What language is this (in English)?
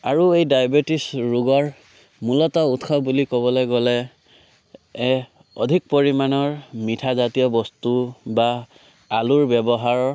Assamese